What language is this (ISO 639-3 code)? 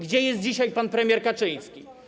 pol